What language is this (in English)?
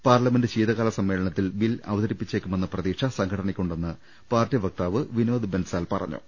Malayalam